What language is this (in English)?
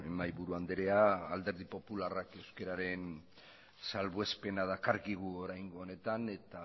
Basque